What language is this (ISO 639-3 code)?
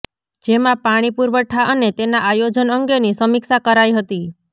guj